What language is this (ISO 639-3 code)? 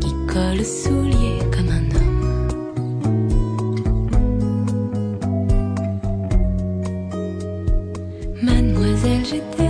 zho